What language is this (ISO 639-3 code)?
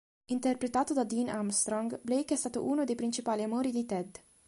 ita